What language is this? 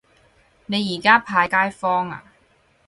Cantonese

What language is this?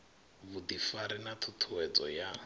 Venda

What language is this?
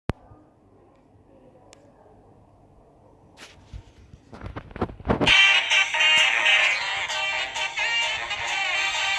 Vietnamese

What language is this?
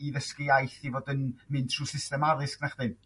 Welsh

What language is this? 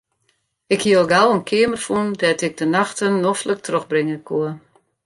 Western Frisian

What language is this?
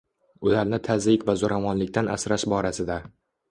Uzbek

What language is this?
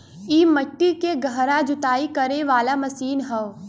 Bhojpuri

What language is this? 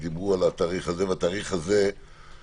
Hebrew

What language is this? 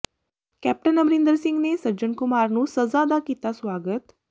Punjabi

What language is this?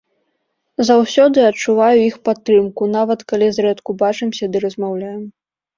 Belarusian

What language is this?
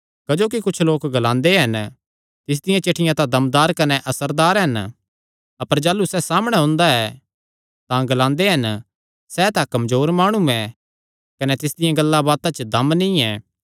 Kangri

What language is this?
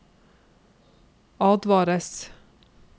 Norwegian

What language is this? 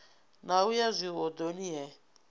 Venda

